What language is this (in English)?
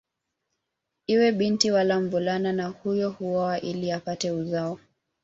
Swahili